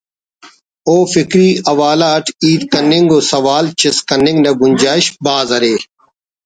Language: Brahui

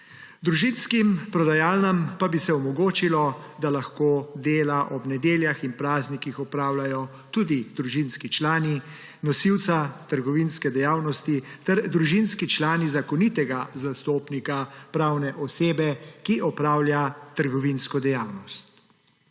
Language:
Slovenian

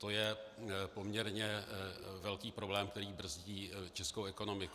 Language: Czech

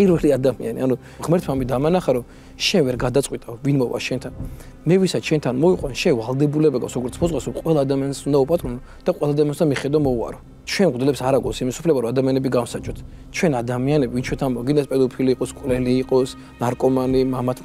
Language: Arabic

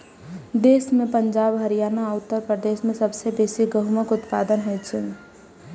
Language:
Maithili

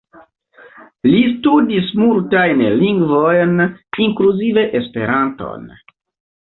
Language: Esperanto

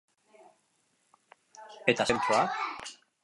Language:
Basque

